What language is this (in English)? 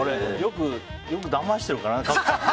Japanese